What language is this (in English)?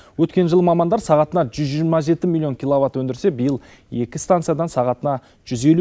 Kazakh